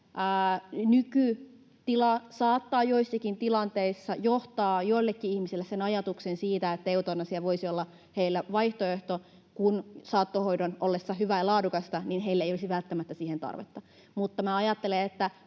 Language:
Finnish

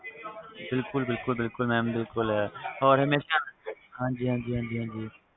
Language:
Punjabi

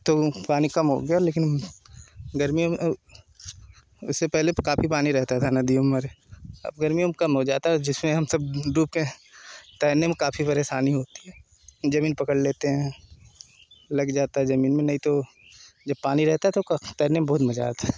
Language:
Hindi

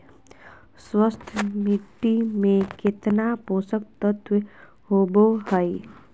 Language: Magahi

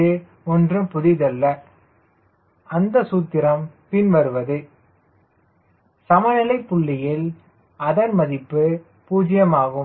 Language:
Tamil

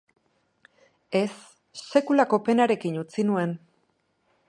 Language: Basque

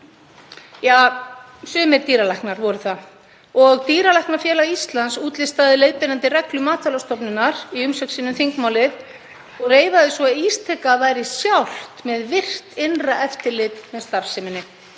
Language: Icelandic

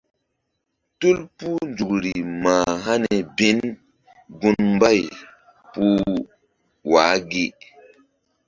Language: Mbum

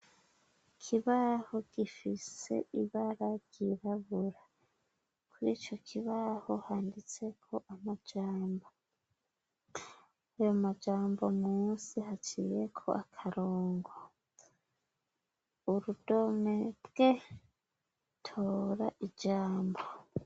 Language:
Rundi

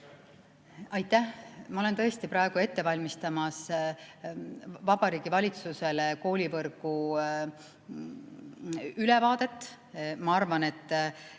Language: Estonian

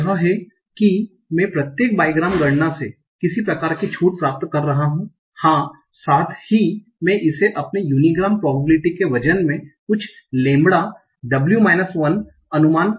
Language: Hindi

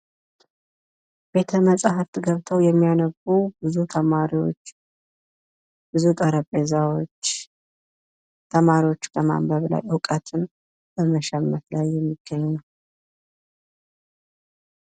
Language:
Amharic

